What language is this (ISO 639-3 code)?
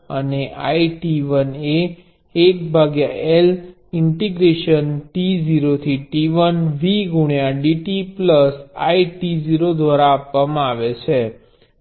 guj